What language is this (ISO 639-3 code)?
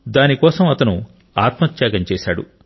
tel